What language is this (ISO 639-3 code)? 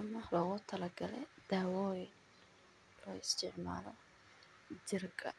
som